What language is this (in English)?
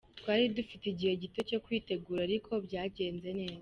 Kinyarwanda